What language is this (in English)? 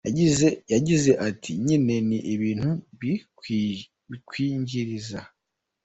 Kinyarwanda